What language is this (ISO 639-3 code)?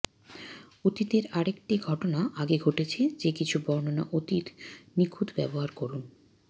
ben